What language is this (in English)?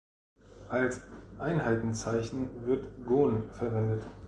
German